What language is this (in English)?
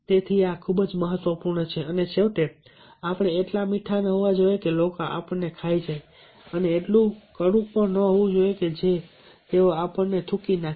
Gujarati